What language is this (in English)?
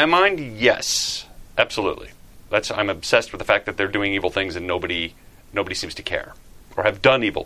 English